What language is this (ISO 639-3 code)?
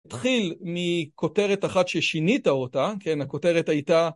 heb